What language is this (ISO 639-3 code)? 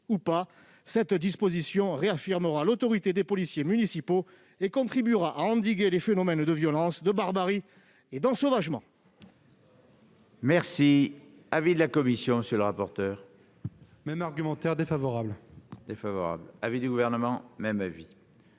fra